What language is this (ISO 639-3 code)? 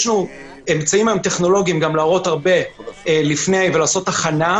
heb